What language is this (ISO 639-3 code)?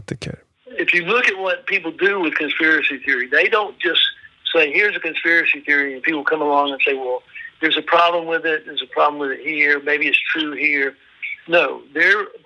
swe